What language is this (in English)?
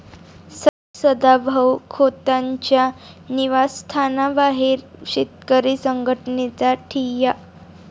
Marathi